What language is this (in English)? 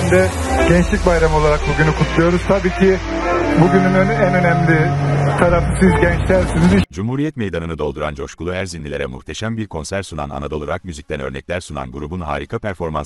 Turkish